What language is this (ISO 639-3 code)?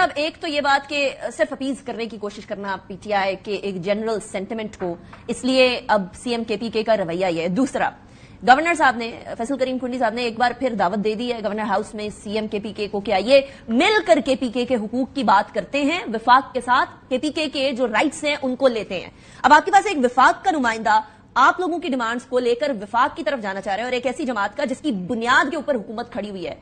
hin